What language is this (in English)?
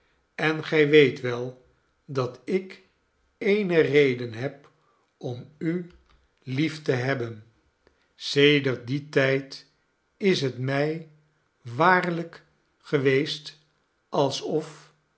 Dutch